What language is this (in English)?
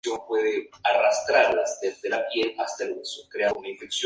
Spanish